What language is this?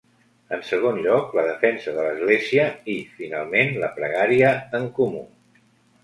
Catalan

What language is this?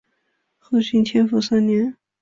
Chinese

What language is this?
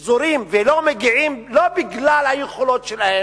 Hebrew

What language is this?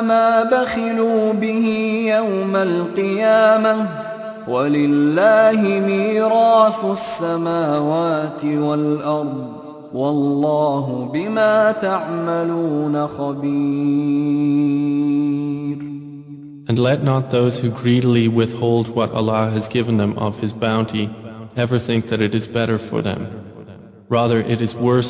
Arabic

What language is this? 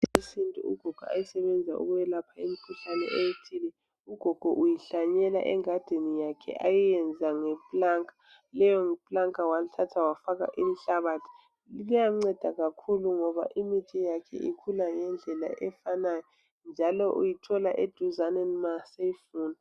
North Ndebele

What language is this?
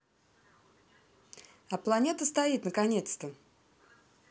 Russian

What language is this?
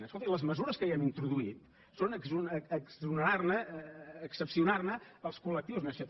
Catalan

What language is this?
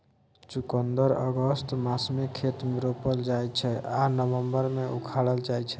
Maithili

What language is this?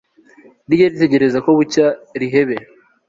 Kinyarwanda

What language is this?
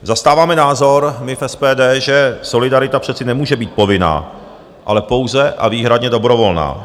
Czech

